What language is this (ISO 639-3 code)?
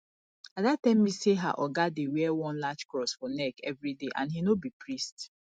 pcm